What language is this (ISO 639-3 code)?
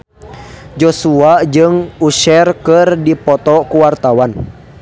sun